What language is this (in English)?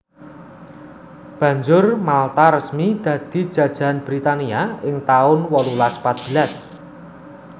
Javanese